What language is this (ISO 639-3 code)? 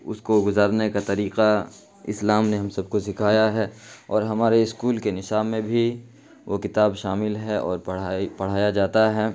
urd